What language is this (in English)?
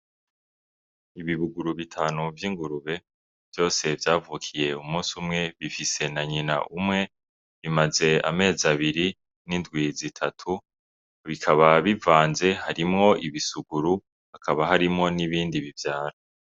Rundi